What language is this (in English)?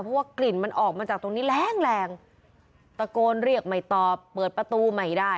Thai